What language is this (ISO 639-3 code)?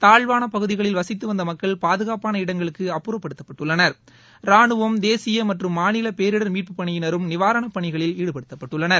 tam